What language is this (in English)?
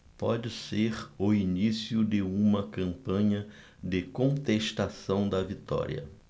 Portuguese